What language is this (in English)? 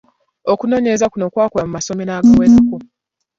Ganda